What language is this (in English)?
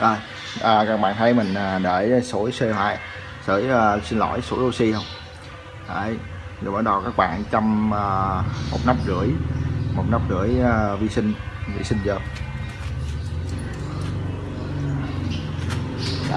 Vietnamese